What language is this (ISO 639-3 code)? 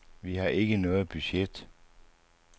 dan